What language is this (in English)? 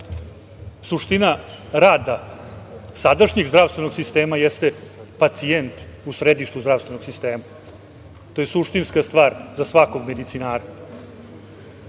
Serbian